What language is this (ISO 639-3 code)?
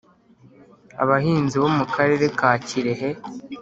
kin